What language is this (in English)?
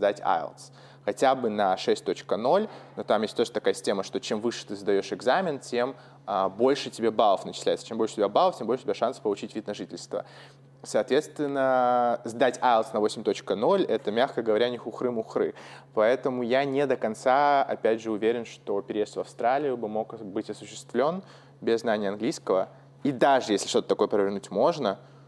Russian